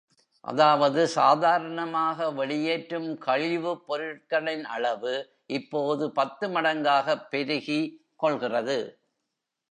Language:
Tamil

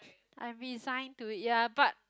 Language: English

